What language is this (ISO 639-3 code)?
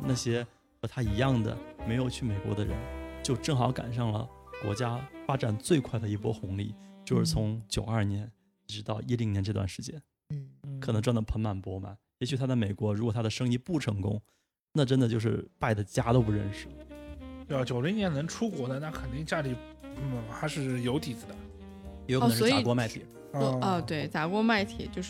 zho